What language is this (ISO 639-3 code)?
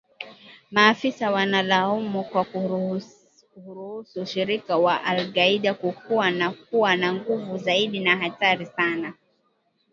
swa